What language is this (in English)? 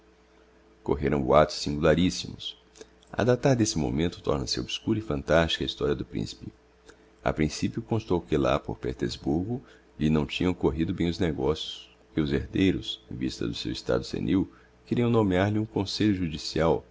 Portuguese